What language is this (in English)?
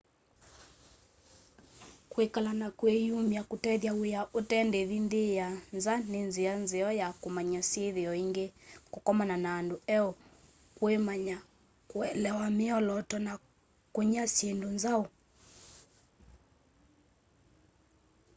Kamba